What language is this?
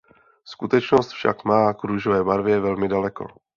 Czech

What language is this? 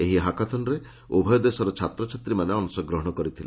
Odia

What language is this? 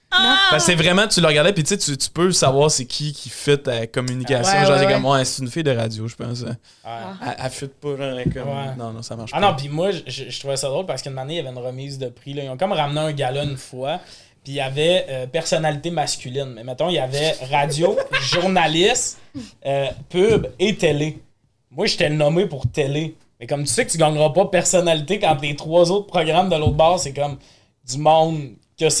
French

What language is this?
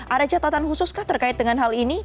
Indonesian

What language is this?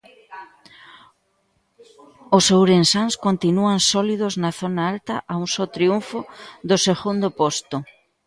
Galician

